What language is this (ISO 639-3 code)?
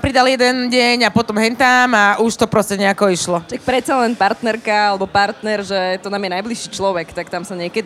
slk